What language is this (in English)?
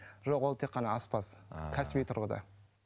Kazakh